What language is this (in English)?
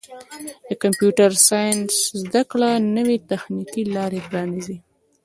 Pashto